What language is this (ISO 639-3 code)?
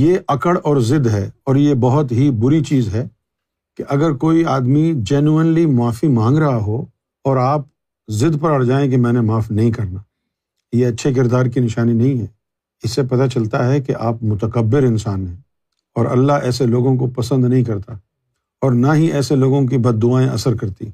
urd